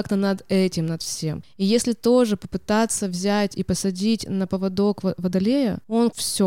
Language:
Russian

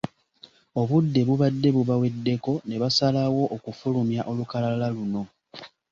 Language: Ganda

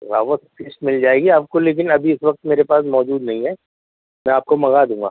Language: Urdu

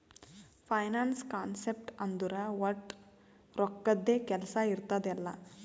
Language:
Kannada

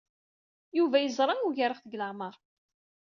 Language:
Kabyle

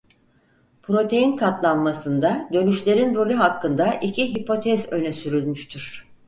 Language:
Turkish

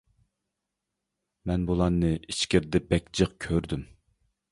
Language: Uyghur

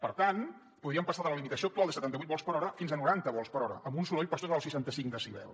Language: Catalan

